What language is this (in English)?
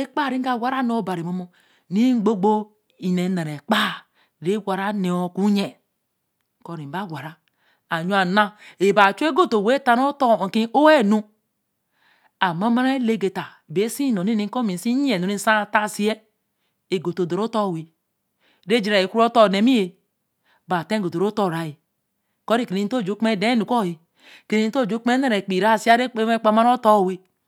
Eleme